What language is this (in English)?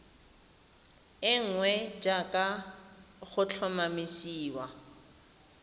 Tswana